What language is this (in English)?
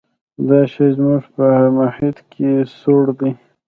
Pashto